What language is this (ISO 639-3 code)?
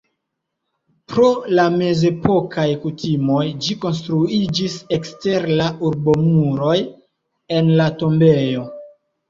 epo